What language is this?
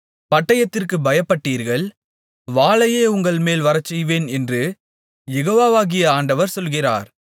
Tamil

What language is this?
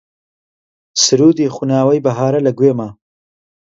Central Kurdish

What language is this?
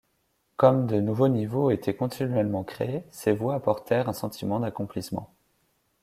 French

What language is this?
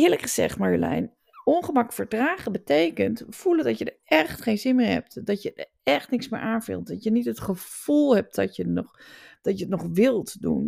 Dutch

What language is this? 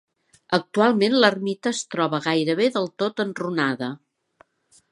Catalan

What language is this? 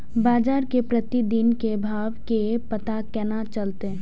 Maithili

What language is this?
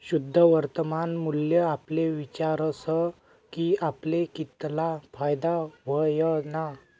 Marathi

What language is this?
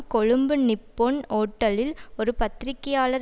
Tamil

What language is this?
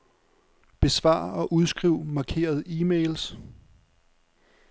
Danish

